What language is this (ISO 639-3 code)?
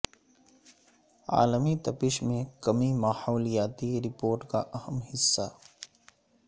urd